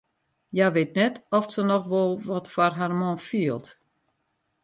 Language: Western Frisian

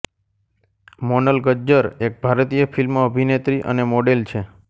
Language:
Gujarati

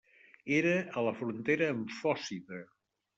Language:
Catalan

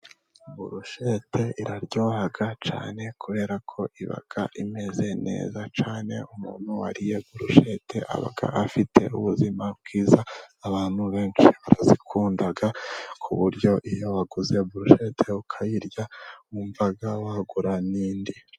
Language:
Kinyarwanda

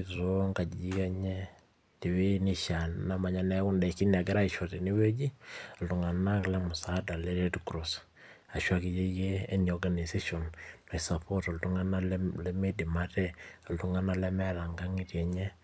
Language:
Masai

